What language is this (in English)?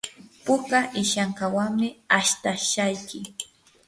Yanahuanca Pasco Quechua